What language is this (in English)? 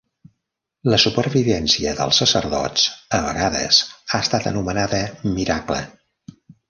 Catalan